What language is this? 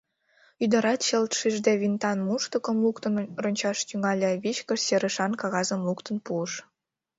Mari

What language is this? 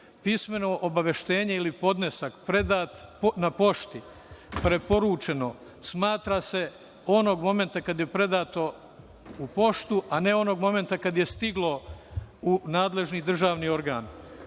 Serbian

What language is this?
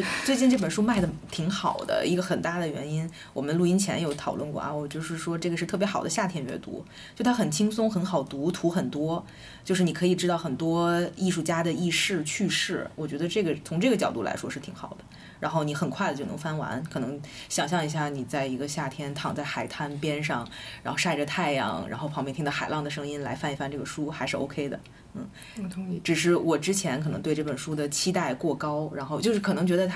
Chinese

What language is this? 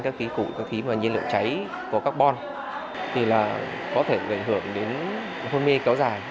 Vietnamese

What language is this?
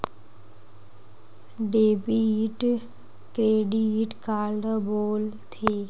Chhattisgarhi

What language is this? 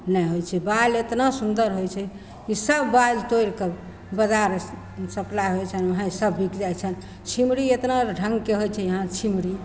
Maithili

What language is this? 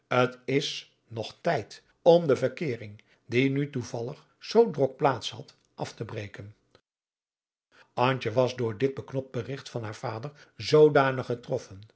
Dutch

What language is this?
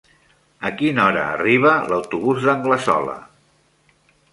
Catalan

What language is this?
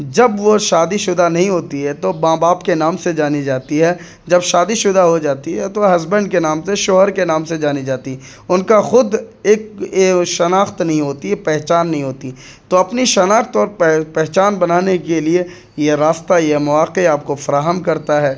Urdu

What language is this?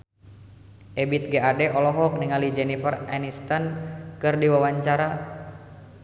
Sundanese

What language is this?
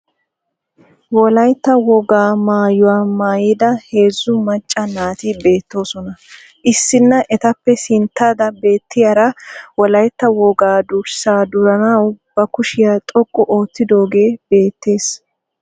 Wolaytta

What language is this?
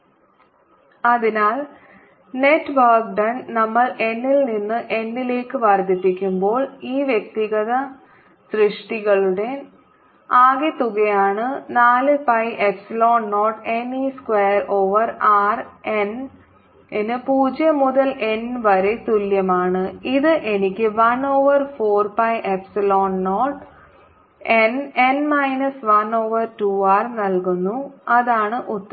Malayalam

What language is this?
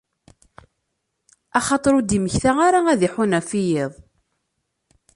Kabyle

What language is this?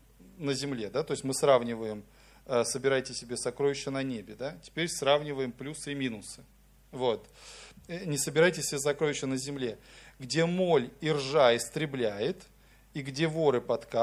Russian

